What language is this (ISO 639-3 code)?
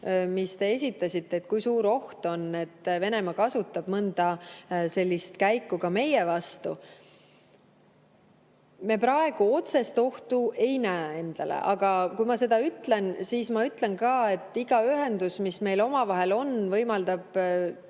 est